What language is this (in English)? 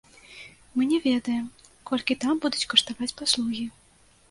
Belarusian